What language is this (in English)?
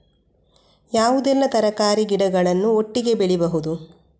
Kannada